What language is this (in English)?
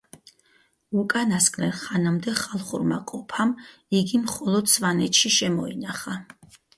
Georgian